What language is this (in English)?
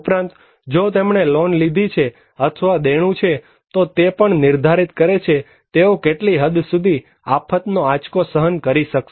Gujarati